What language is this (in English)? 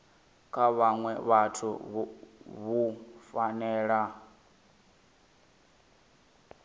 Venda